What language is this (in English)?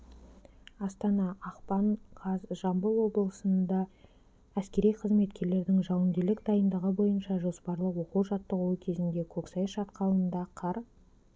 Kazakh